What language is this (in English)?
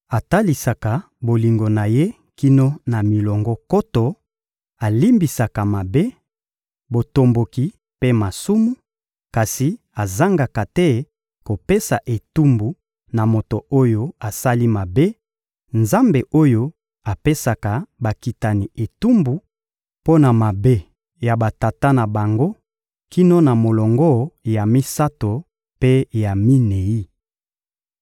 Lingala